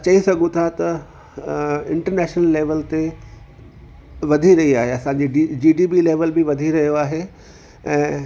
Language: Sindhi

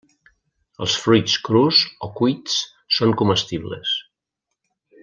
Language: Catalan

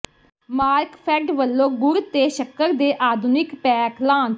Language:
Punjabi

